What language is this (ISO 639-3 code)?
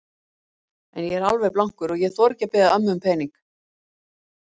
isl